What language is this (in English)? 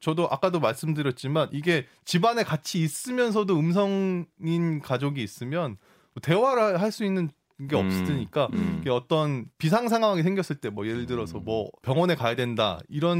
Korean